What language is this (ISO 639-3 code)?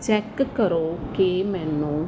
pan